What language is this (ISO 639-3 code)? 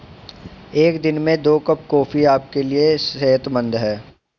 hin